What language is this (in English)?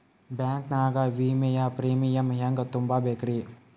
Kannada